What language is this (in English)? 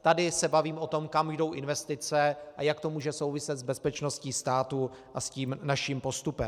Czech